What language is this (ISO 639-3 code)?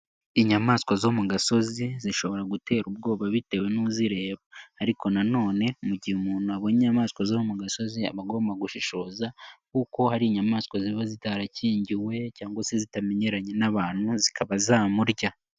kin